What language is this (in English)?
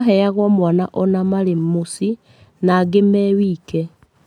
Kikuyu